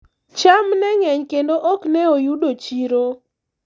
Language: Luo (Kenya and Tanzania)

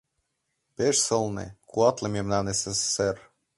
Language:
Mari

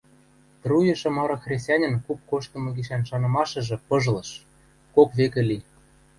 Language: Western Mari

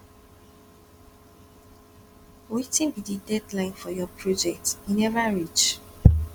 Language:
Nigerian Pidgin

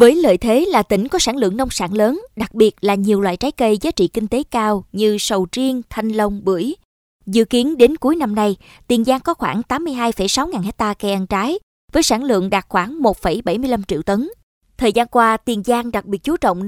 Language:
Vietnamese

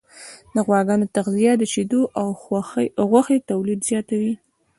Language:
Pashto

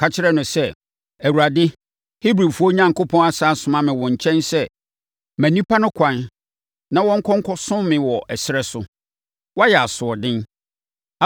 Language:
Akan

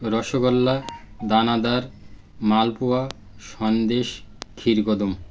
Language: Bangla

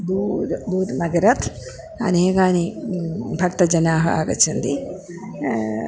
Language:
Sanskrit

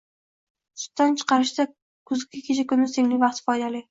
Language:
Uzbek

